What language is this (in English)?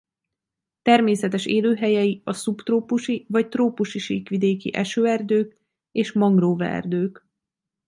Hungarian